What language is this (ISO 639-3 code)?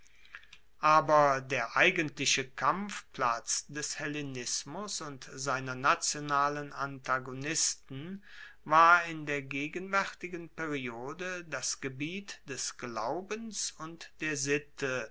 deu